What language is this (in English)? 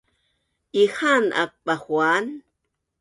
Bunun